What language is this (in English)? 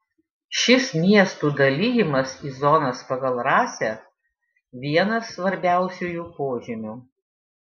Lithuanian